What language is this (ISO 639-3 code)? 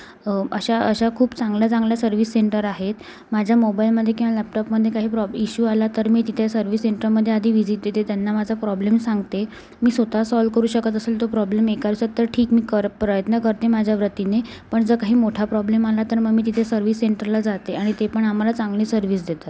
mar